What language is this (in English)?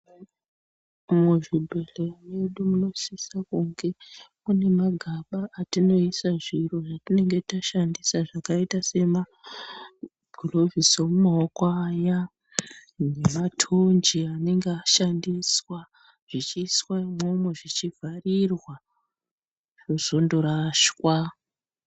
Ndau